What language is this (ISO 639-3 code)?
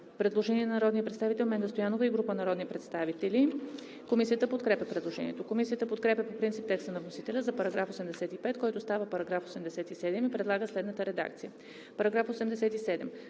bul